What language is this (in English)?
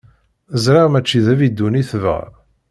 Kabyle